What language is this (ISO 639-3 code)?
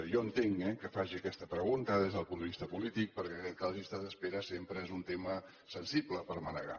cat